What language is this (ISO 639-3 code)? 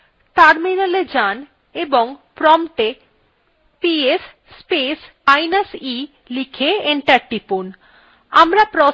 ben